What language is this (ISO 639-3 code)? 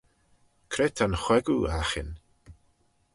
glv